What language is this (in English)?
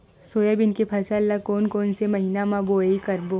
Chhattisgarhi